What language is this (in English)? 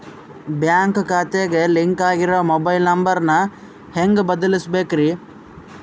Kannada